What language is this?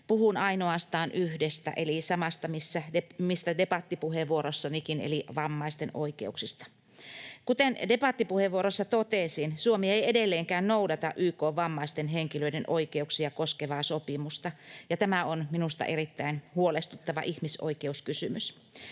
Finnish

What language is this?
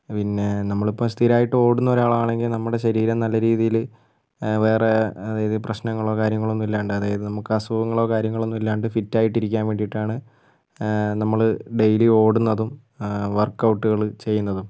Malayalam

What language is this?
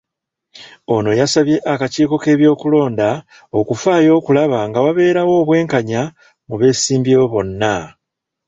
Ganda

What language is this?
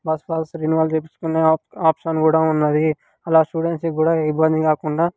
Telugu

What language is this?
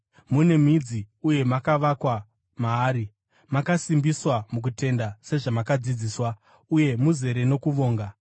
Shona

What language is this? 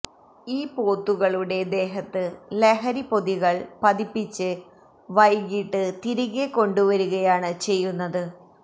Malayalam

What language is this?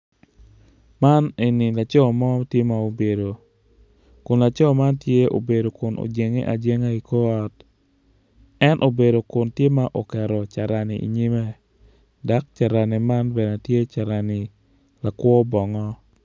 Acoli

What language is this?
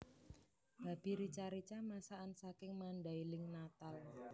Javanese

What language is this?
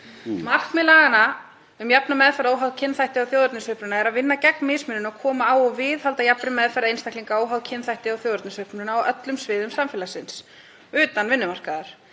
Icelandic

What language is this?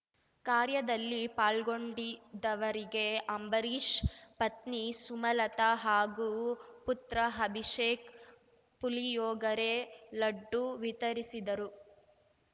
Kannada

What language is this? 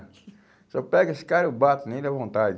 Portuguese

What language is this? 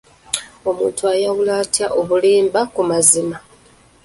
Ganda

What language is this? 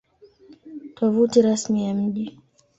Swahili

